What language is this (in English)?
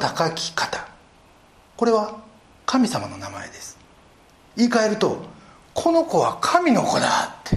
Japanese